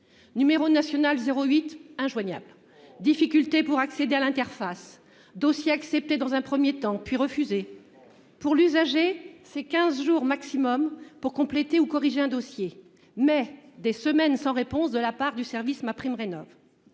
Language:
French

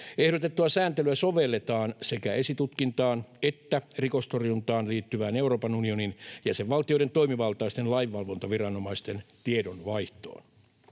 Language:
Finnish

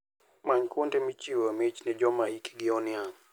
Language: Luo (Kenya and Tanzania)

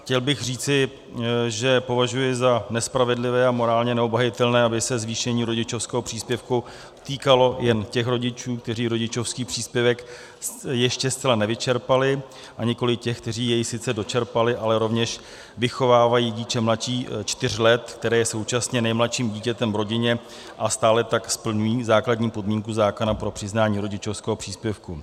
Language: Czech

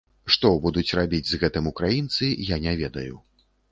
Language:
Belarusian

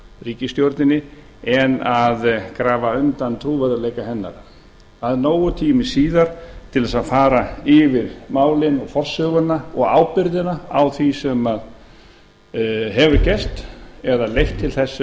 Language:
Icelandic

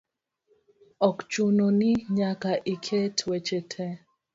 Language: Luo (Kenya and Tanzania)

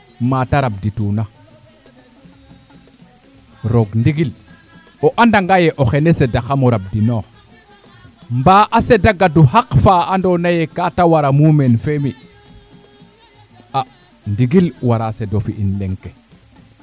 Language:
Serer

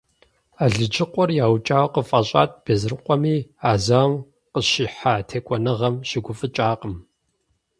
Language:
Kabardian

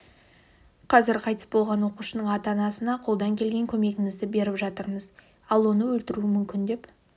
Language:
Kazakh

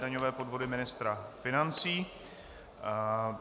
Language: Czech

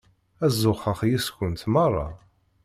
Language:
Kabyle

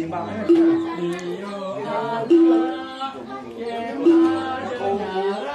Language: Indonesian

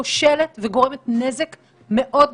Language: Hebrew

